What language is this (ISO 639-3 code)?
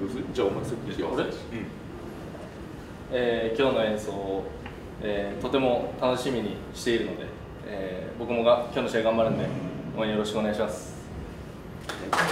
jpn